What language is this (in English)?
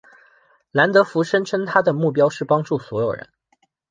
Chinese